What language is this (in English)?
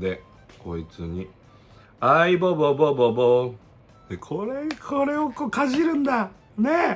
Japanese